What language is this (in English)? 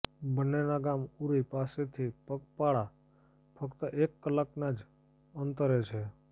Gujarati